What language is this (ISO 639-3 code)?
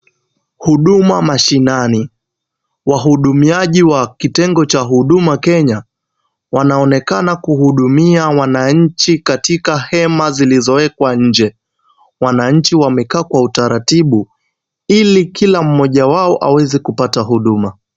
swa